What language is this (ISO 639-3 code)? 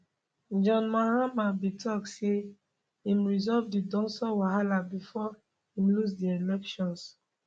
pcm